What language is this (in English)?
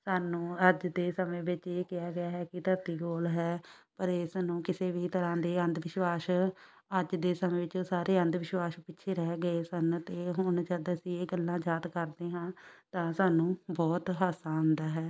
Punjabi